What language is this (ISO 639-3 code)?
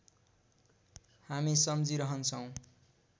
nep